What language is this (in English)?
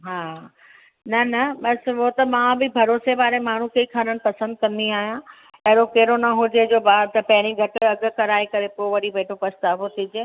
Sindhi